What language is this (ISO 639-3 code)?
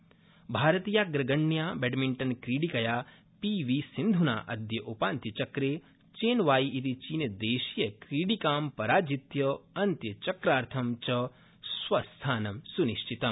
san